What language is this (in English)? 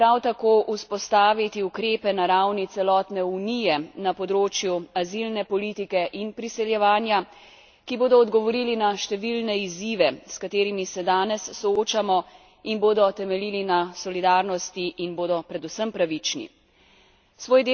Slovenian